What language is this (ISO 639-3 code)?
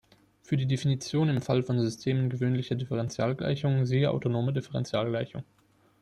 deu